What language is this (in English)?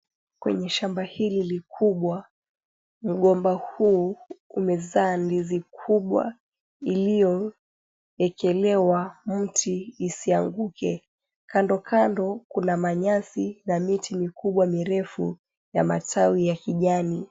Swahili